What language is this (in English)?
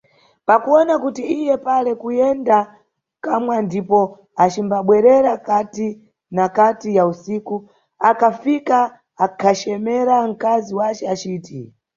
Nyungwe